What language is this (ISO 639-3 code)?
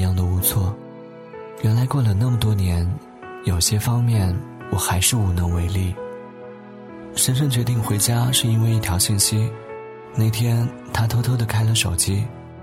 zho